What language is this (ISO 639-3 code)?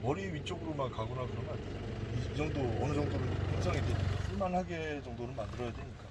kor